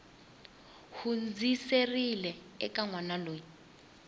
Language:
Tsonga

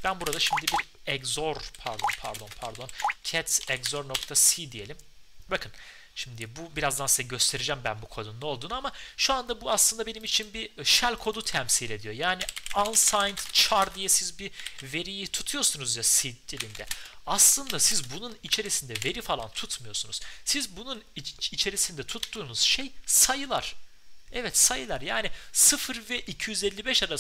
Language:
Turkish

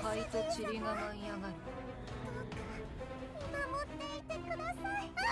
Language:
Japanese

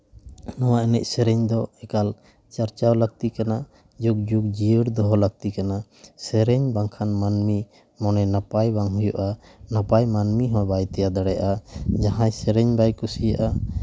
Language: Santali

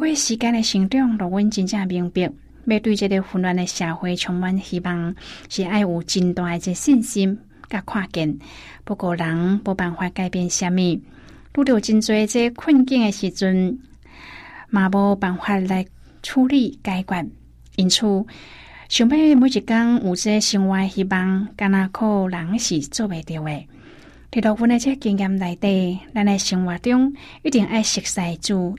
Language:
Chinese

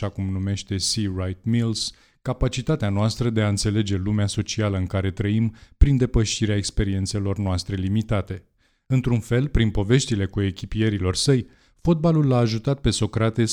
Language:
Romanian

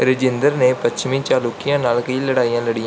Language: Punjabi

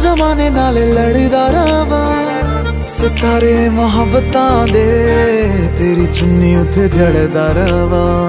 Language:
Hindi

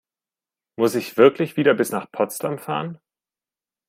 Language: German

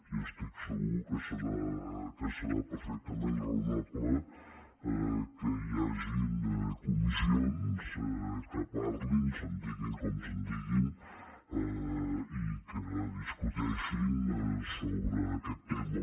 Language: Catalan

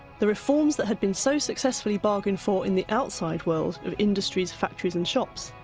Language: English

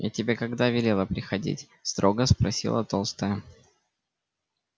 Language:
Russian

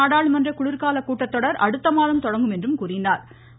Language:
Tamil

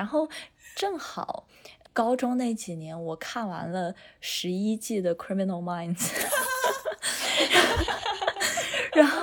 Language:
Chinese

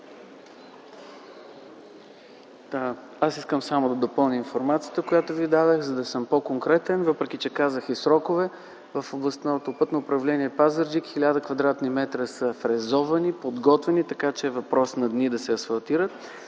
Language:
Bulgarian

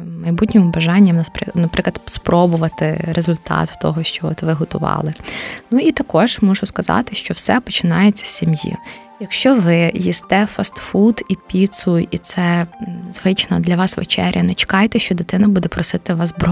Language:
Ukrainian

